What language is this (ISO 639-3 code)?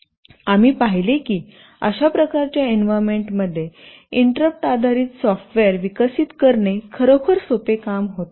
mar